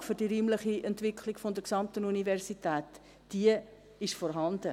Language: Swiss German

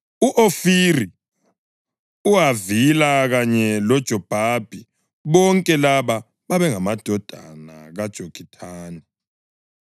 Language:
North Ndebele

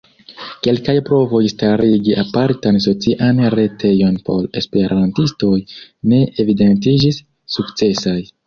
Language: Esperanto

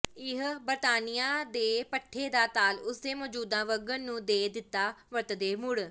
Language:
Punjabi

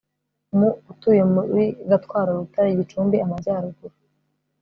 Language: Kinyarwanda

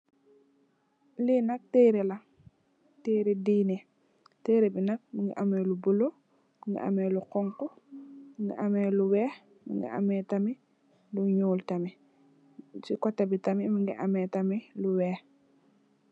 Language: Wolof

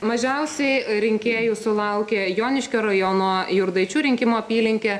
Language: Lithuanian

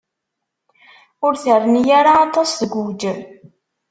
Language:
Kabyle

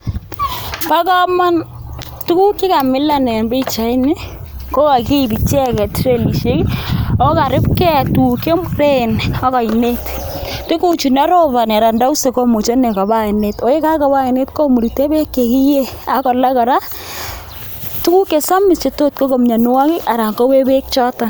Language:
Kalenjin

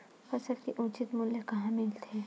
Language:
Chhattisgarhi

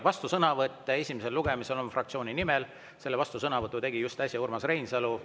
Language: Estonian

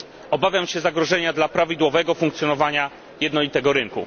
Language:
Polish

